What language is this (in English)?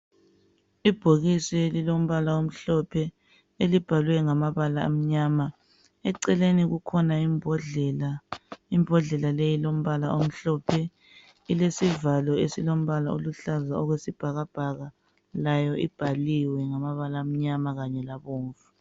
North Ndebele